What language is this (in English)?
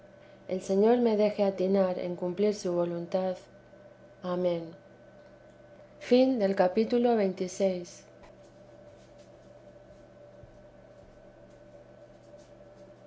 Spanish